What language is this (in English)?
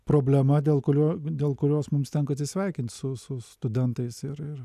Lithuanian